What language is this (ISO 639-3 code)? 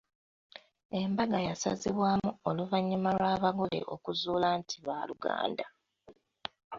lug